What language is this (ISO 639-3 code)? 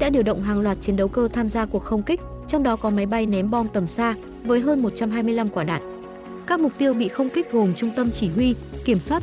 vie